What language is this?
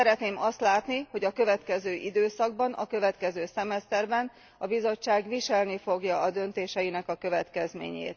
Hungarian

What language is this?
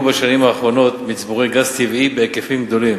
Hebrew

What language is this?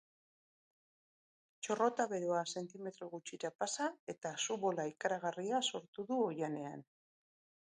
Basque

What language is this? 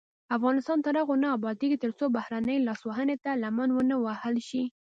Pashto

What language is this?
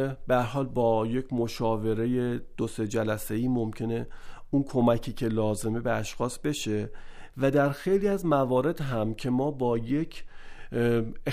Persian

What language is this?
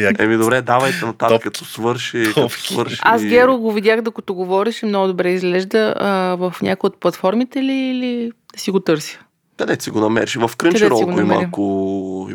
Bulgarian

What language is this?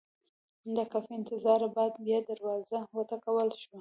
Pashto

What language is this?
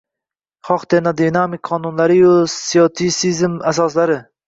Uzbek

